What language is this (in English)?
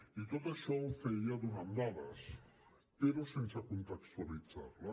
Catalan